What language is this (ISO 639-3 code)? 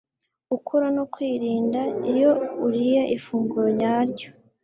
kin